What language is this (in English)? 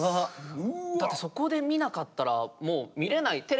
Japanese